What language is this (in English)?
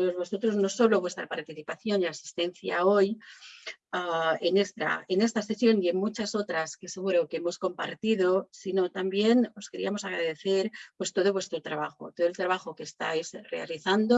Spanish